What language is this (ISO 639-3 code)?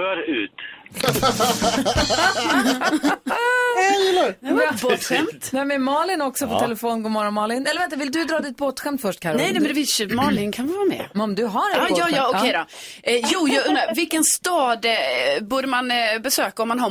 swe